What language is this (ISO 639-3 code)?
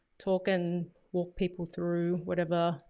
eng